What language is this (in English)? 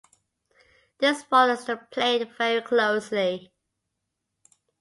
English